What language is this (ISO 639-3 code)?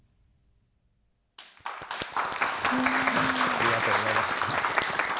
jpn